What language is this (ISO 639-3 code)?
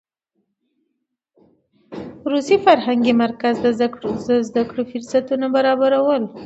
pus